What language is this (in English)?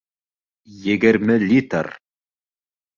Bashkir